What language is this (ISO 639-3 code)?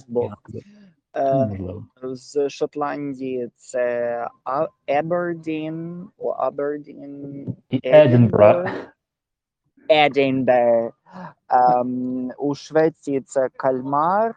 ukr